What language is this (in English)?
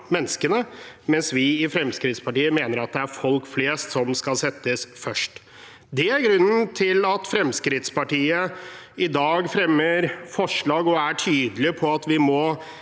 Norwegian